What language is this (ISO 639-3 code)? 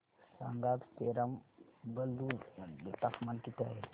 mar